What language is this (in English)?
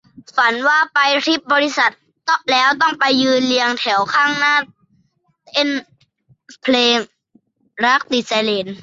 Thai